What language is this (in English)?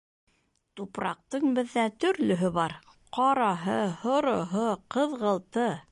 Bashkir